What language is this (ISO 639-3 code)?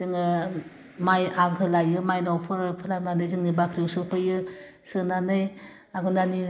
brx